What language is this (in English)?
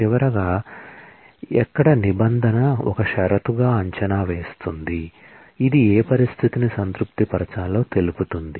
Telugu